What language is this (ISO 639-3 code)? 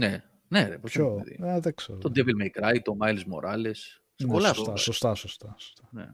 ell